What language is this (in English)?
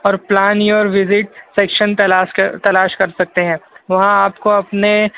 Urdu